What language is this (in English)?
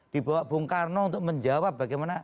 Indonesian